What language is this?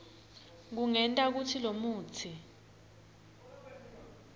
Swati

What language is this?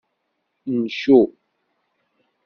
Kabyle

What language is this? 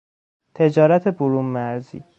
Persian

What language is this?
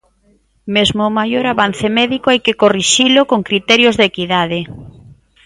Galician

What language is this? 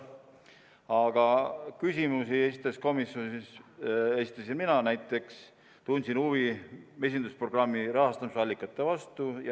Estonian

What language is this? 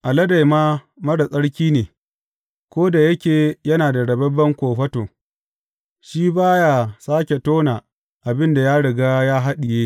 Hausa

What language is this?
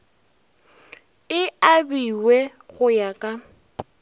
Northern Sotho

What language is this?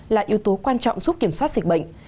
Vietnamese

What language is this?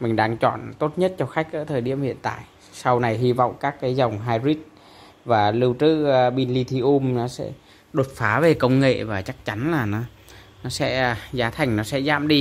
Vietnamese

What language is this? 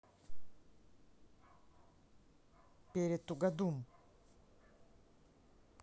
Russian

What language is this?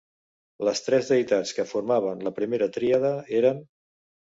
Catalan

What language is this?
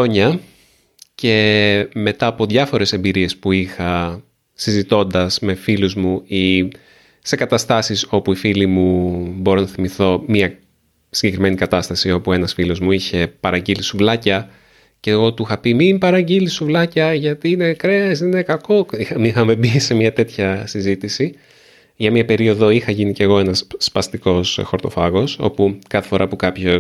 Greek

